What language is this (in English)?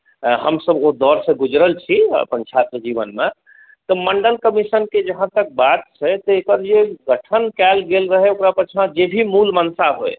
Maithili